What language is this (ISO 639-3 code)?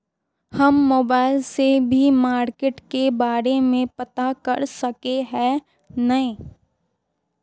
mag